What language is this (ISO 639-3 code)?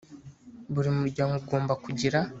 kin